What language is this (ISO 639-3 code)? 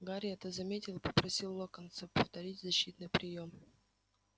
rus